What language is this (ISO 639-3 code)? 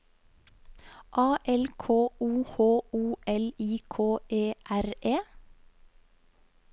nor